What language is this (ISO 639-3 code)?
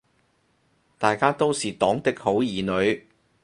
yue